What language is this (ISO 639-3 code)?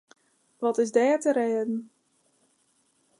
fry